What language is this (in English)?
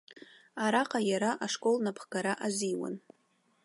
Abkhazian